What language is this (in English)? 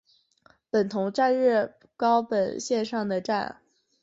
Chinese